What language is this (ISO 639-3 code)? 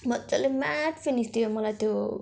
nep